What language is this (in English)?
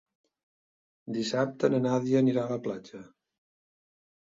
Catalan